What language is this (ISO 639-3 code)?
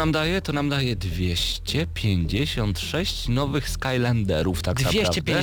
pol